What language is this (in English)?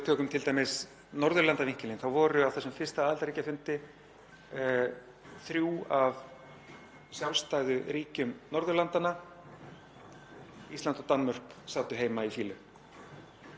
Icelandic